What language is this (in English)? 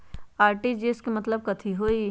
Magahi